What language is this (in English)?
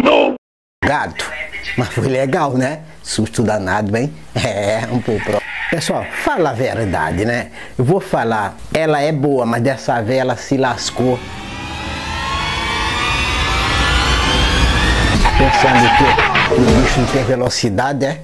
Portuguese